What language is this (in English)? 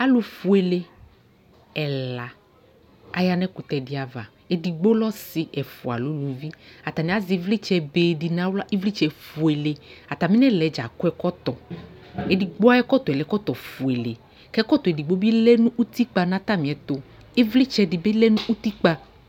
Ikposo